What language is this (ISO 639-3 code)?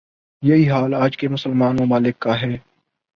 urd